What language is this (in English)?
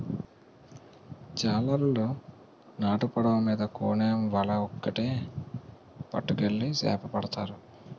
Telugu